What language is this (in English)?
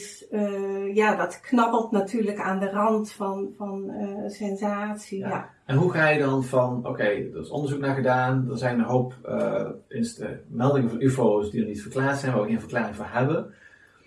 Dutch